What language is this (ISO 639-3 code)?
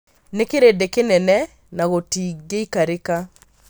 kik